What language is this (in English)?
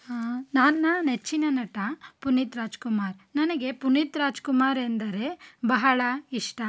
Kannada